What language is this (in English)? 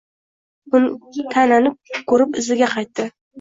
Uzbek